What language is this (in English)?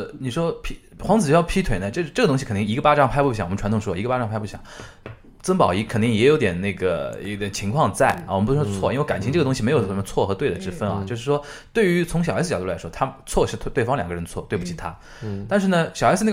Chinese